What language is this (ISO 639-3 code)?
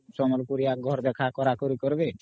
ori